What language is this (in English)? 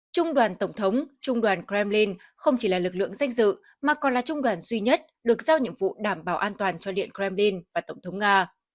Vietnamese